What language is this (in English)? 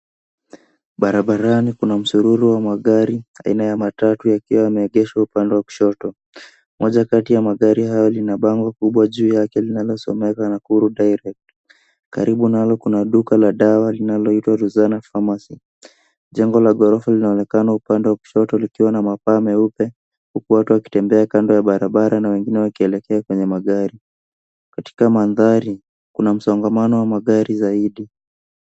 Swahili